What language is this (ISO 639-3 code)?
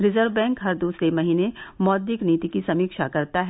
hin